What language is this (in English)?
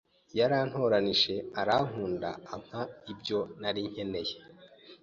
Kinyarwanda